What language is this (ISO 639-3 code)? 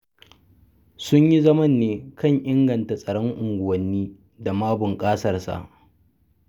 hau